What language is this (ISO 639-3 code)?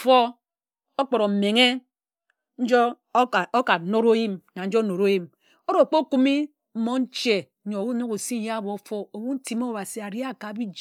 etu